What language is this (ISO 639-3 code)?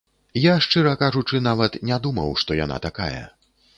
bel